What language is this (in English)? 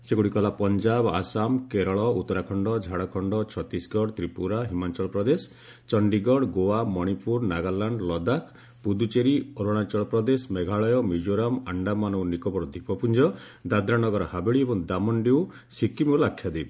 Odia